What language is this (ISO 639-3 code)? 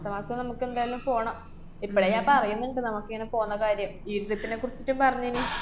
mal